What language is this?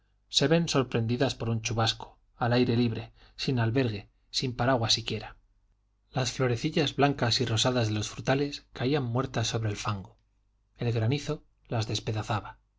Spanish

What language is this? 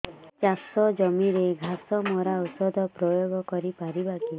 Odia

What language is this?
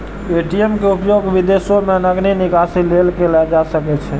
Maithili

